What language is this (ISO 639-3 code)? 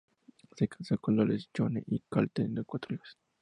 spa